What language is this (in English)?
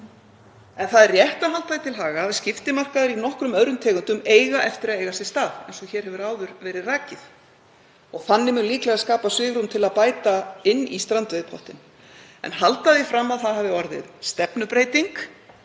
Icelandic